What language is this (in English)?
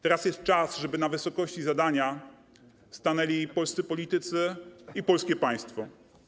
Polish